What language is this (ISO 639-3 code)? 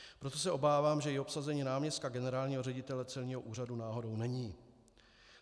ces